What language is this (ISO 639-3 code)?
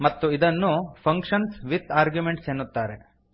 kan